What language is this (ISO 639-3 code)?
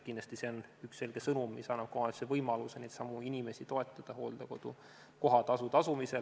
est